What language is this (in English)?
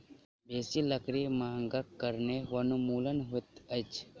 Maithili